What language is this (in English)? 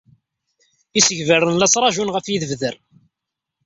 Kabyle